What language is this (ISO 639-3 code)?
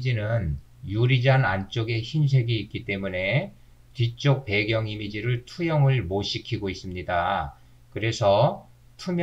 kor